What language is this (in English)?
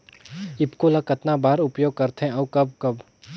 Chhattisgarhi